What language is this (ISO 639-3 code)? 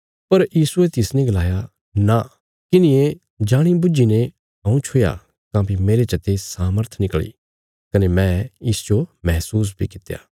kfs